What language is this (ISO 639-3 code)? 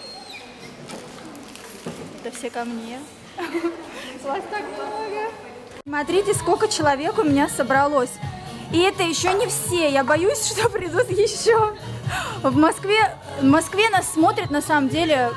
rus